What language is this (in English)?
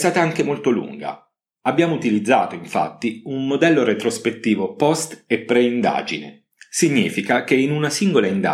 Italian